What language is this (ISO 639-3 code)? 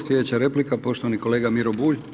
hrv